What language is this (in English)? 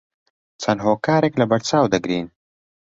Central Kurdish